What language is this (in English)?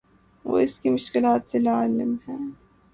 Urdu